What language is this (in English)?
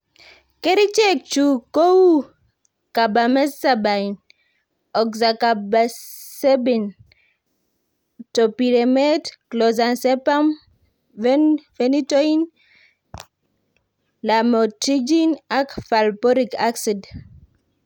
Kalenjin